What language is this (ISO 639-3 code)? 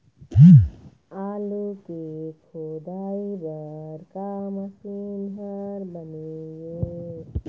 hne